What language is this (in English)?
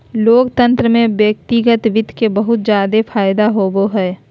Magahi